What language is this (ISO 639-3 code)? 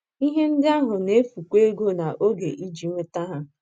ibo